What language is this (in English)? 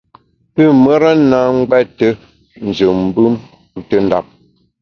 Bamun